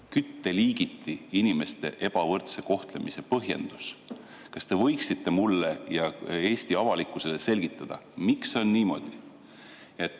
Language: Estonian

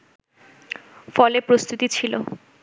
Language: Bangla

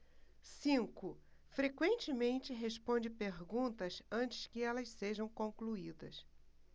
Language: Portuguese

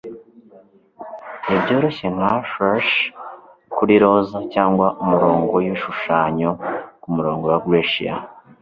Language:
Kinyarwanda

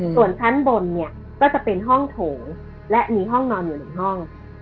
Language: Thai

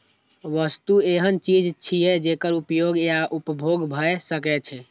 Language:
Maithili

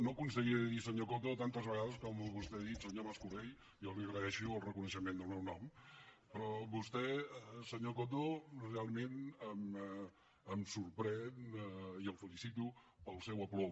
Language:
Catalan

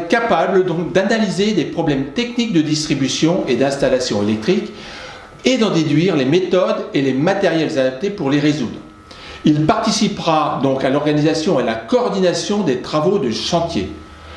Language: French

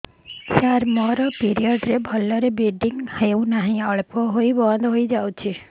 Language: Odia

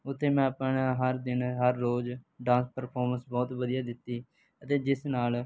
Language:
Punjabi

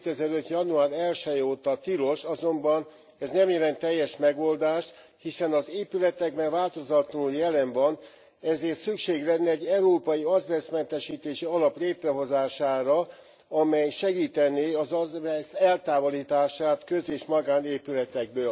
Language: Hungarian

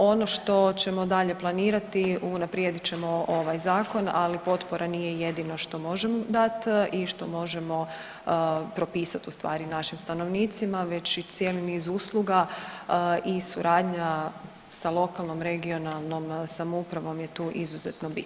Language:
Croatian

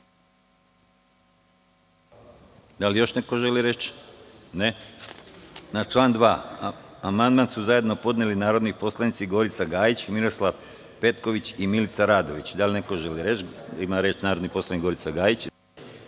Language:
Serbian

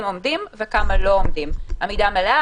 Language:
Hebrew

